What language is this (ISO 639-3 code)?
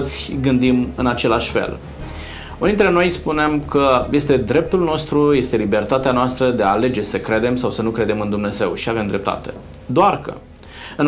ron